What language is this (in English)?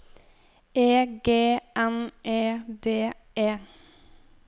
Norwegian